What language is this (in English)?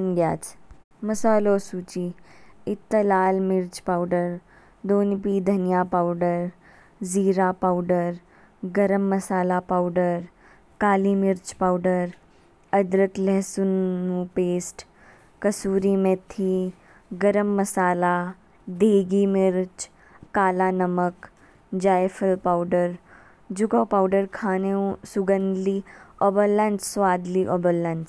Kinnauri